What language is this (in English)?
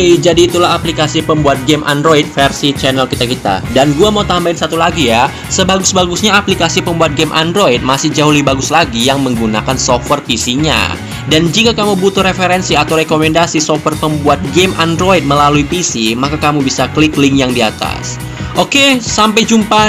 Indonesian